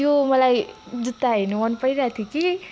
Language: Nepali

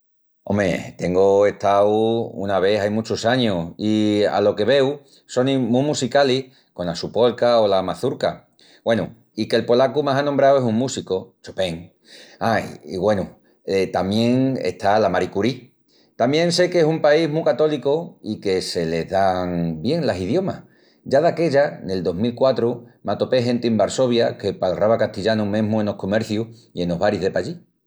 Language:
Extremaduran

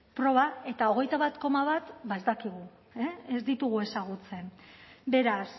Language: Basque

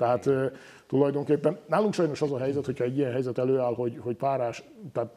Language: Hungarian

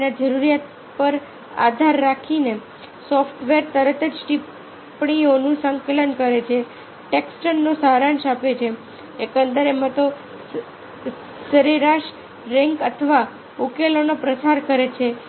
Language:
Gujarati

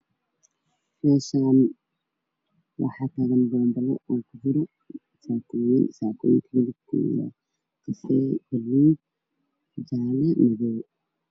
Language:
Somali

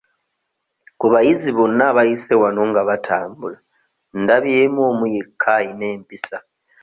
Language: Ganda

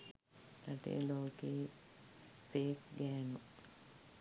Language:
Sinhala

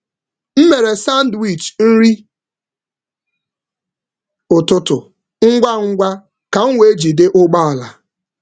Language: Igbo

